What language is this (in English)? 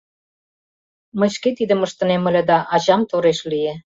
Mari